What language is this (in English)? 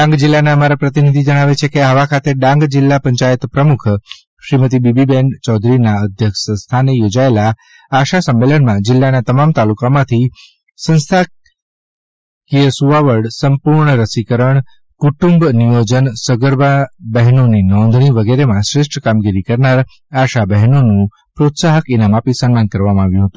Gujarati